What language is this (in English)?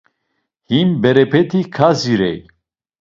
Laz